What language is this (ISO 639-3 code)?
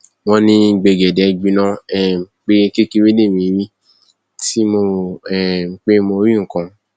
yor